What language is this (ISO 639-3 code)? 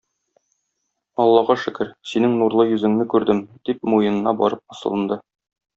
tat